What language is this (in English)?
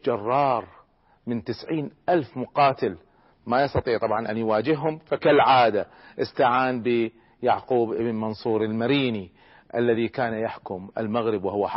Arabic